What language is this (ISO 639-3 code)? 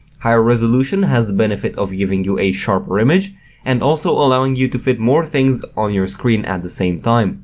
eng